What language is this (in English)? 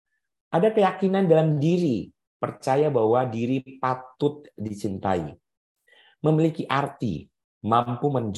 Indonesian